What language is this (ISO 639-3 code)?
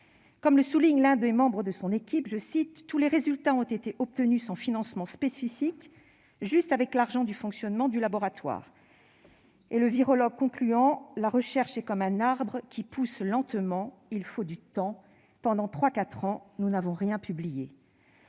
fra